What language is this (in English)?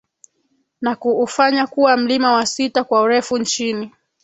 Swahili